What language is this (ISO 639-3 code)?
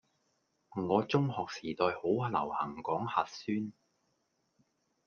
yue